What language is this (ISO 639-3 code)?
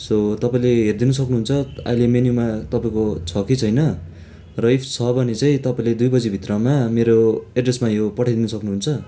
nep